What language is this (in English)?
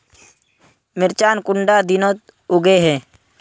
Magahi